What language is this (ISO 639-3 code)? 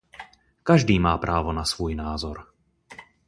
ces